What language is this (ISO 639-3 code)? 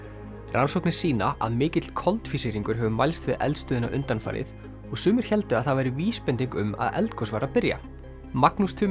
isl